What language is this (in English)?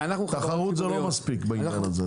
Hebrew